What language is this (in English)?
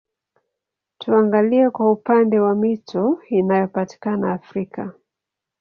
Swahili